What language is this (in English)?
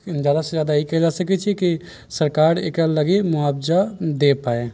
Maithili